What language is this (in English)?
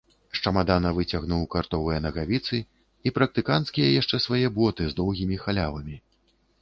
Belarusian